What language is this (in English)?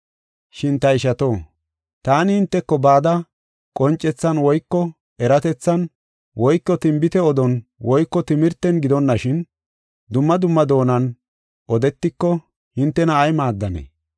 Gofa